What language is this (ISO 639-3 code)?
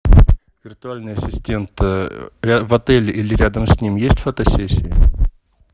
rus